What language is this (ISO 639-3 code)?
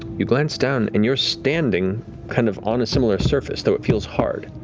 eng